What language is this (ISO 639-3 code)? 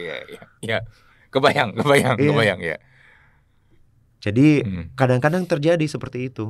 ind